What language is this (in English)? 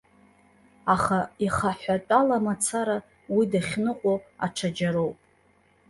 Abkhazian